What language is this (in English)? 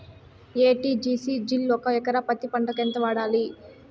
Telugu